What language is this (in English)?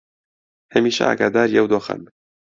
Central Kurdish